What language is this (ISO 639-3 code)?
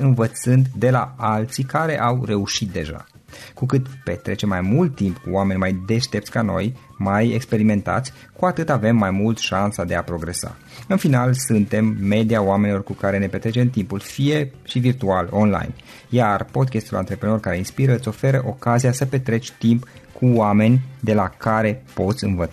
ron